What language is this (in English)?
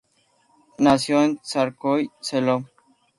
Spanish